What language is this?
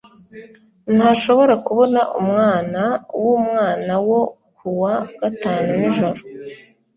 Kinyarwanda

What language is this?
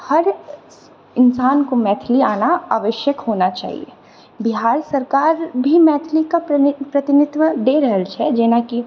Maithili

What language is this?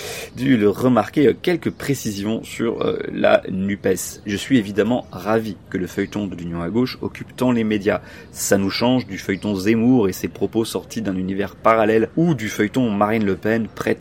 French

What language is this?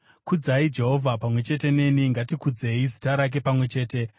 Shona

